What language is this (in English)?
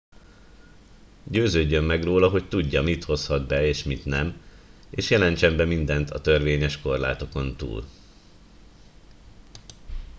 Hungarian